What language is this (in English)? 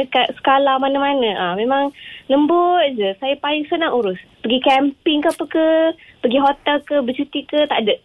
Malay